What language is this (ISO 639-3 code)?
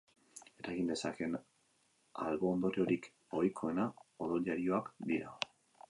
eus